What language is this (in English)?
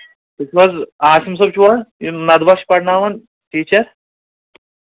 Kashmiri